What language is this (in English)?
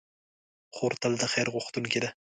Pashto